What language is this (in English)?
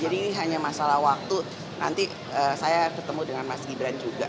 Indonesian